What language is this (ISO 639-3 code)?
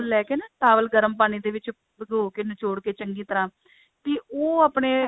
pan